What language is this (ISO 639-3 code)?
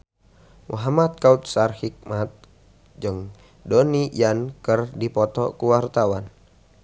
sun